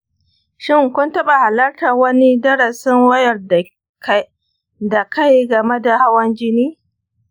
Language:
Hausa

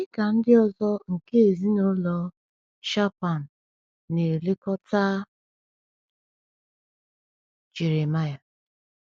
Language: Igbo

